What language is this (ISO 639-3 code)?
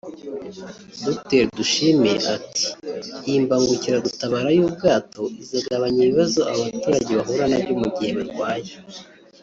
kin